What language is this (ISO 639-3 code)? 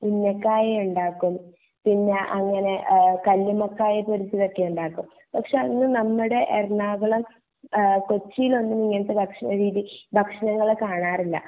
mal